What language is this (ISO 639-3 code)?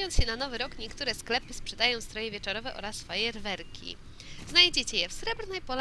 pol